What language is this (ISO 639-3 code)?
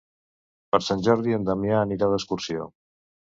cat